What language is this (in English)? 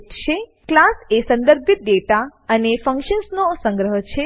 Gujarati